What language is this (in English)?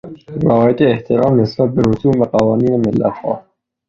Persian